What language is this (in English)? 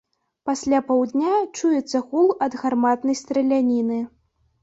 Belarusian